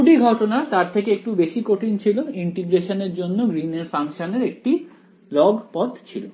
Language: Bangla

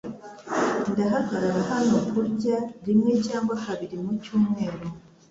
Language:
Kinyarwanda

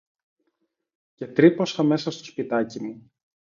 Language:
Greek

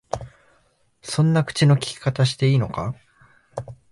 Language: Japanese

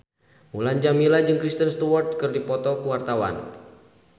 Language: Sundanese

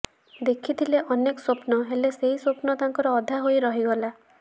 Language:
Odia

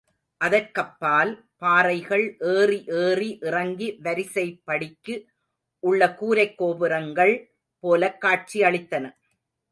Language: Tamil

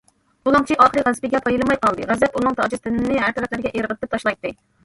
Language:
Uyghur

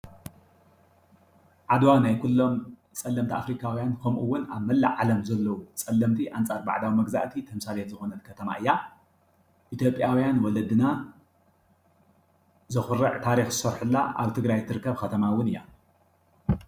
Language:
Tigrinya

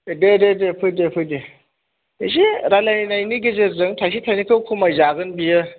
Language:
Bodo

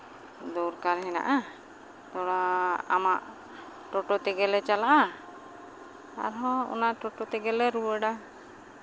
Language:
Santali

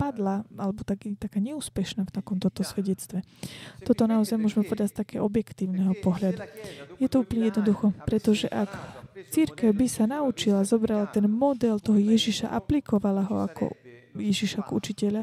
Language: Slovak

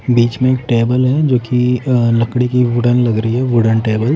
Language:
Hindi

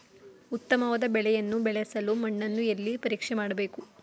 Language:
Kannada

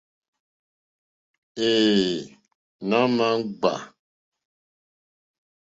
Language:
Mokpwe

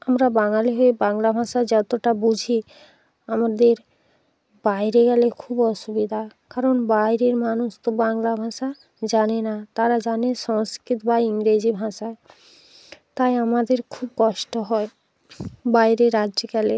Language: Bangla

